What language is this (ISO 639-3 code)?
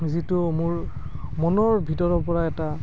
asm